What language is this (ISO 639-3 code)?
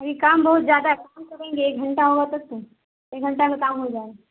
urd